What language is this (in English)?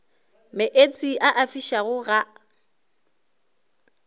Northern Sotho